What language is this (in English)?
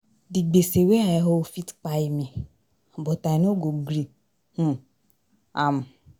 Nigerian Pidgin